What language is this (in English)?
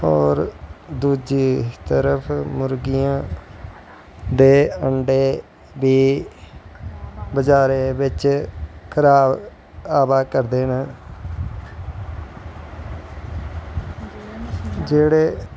Dogri